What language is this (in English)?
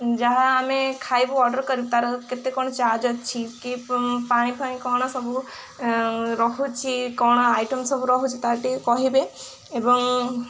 Odia